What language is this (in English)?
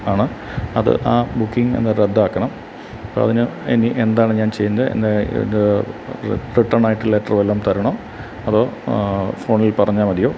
Malayalam